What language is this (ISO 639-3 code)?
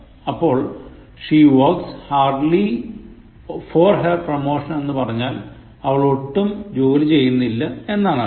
mal